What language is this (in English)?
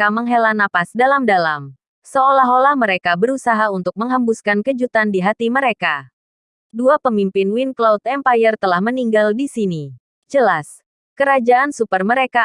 Indonesian